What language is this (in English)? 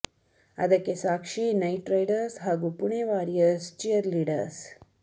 Kannada